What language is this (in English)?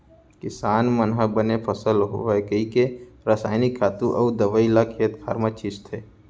Chhattisgarhi